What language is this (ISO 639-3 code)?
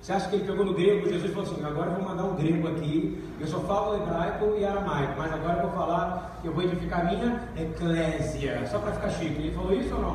por